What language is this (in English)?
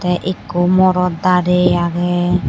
Chakma